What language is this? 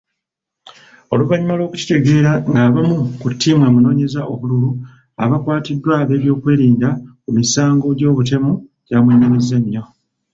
Ganda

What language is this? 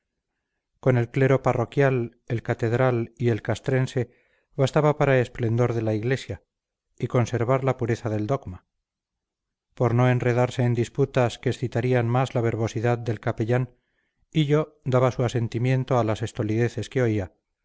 Spanish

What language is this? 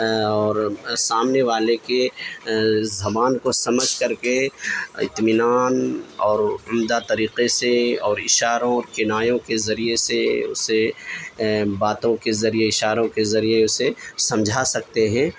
Urdu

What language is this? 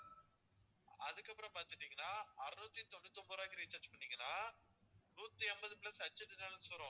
Tamil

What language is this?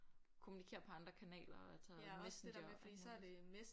Danish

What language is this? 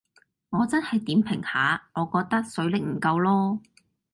Cantonese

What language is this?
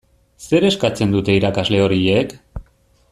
Basque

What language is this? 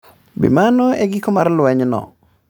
Luo (Kenya and Tanzania)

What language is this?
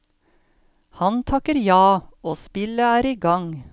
Norwegian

